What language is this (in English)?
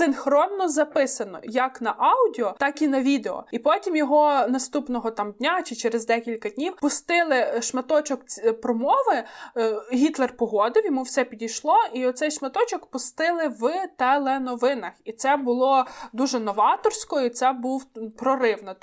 Ukrainian